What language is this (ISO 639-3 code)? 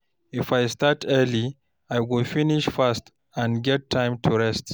pcm